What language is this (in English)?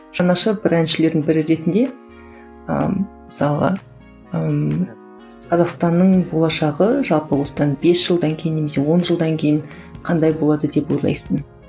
Kazakh